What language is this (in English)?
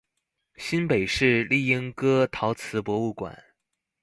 Chinese